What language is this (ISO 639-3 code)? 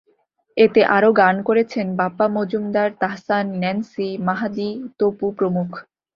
ben